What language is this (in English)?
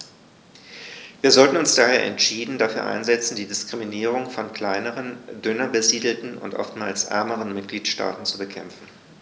German